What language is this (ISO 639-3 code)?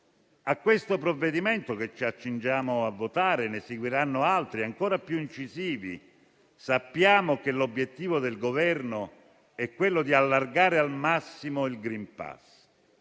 ita